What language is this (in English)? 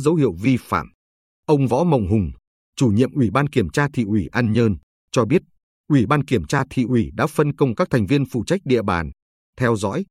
Vietnamese